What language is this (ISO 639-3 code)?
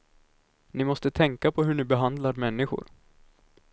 swe